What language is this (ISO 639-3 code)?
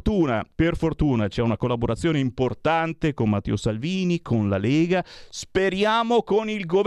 ita